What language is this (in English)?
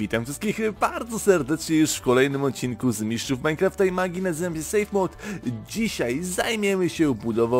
Polish